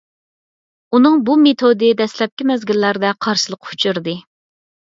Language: Uyghur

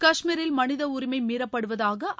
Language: Tamil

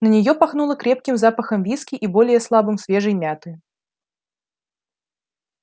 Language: Russian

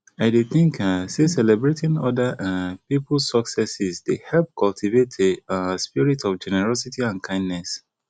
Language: Nigerian Pidgin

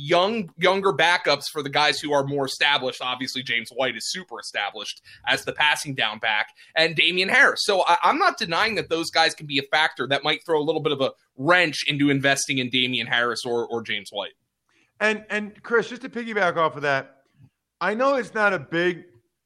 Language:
English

